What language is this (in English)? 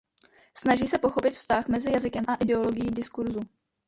Czech